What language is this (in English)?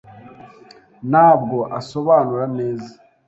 Kinyarwanda